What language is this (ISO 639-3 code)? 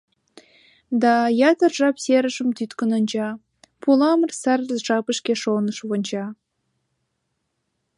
chm